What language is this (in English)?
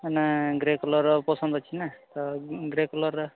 Odia